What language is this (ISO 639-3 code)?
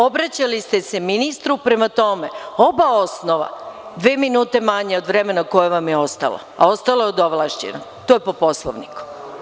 srp